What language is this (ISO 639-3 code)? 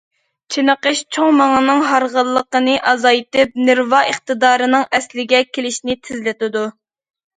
uig